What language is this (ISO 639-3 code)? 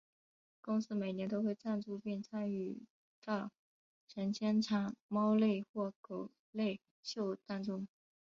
zho